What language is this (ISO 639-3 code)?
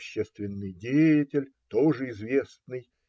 rus